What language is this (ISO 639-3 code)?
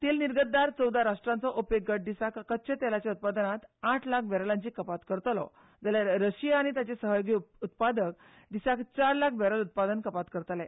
kok